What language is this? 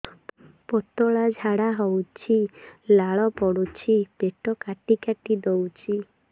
Odia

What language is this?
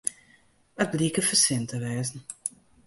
Western Frisian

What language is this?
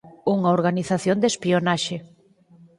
Galician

